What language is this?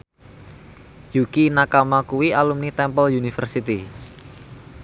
Javanese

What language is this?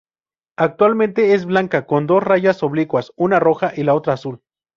Spanish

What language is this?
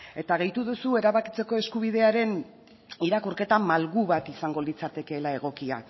Basque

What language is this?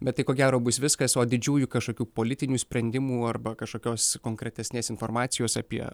Lithuanian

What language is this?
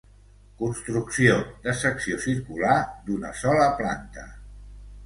Catalan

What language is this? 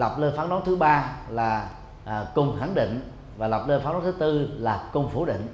Vietnamese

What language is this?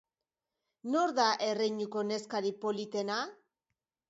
Basque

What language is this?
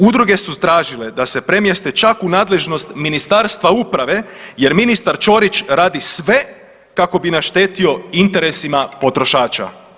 Croatian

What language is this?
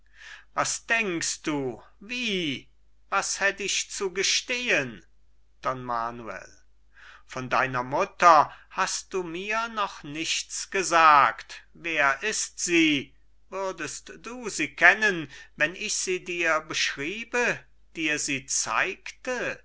German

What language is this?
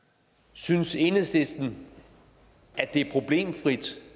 Danish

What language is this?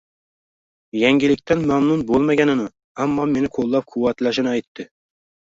Uzbek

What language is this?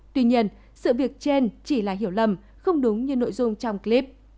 Vietnamese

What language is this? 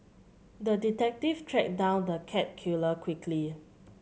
English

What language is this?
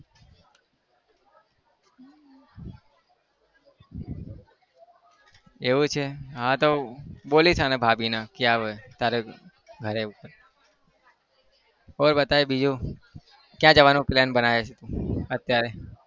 Gujarati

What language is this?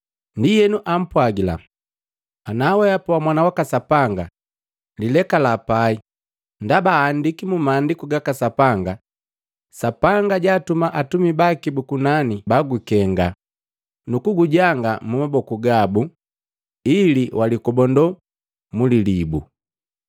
Matengo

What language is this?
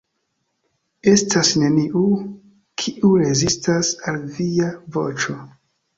Esperanto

